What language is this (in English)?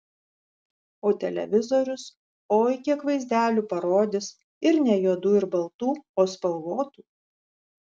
Lithuanian